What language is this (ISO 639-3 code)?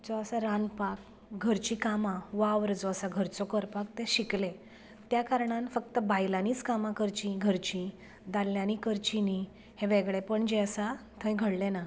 kok